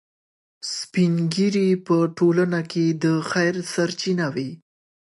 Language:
Pashto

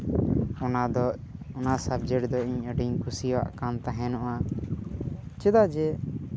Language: Santali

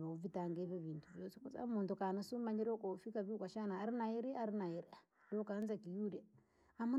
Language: Langi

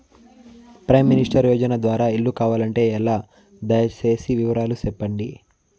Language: Telugu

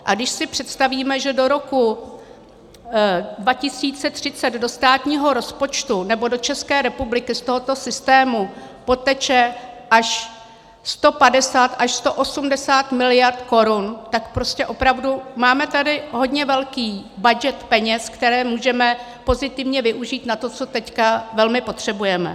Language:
Czech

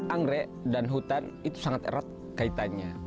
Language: Indonesian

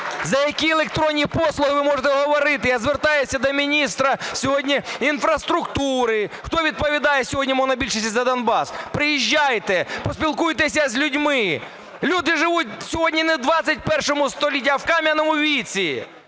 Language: Ukrainian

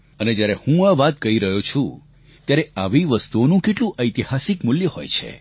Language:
Gujarati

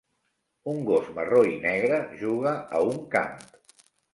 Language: Catalan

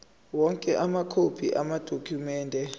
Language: Zulu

